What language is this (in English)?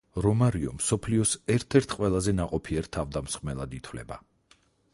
Georgian